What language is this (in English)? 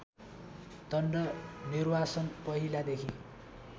Nepali